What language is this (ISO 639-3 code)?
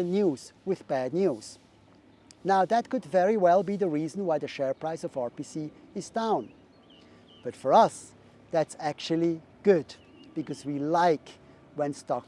eng